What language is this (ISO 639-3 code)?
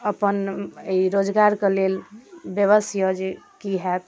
mai